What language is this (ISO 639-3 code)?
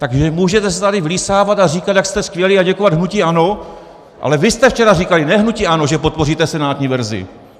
ces